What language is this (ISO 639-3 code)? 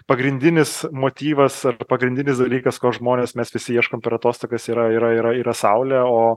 lit